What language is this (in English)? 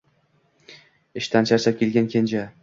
Uzbek